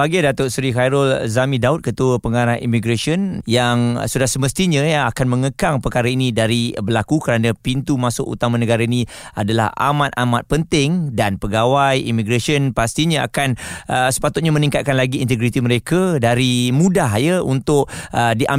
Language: Malay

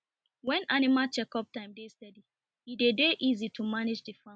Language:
Nigerian Pidgin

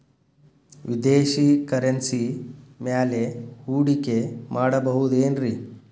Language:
Kannada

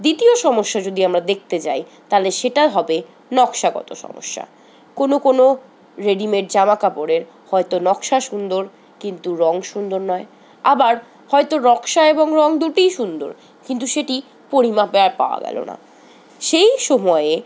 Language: Bangla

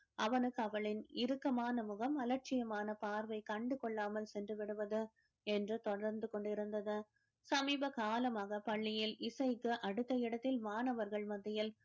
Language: Tamil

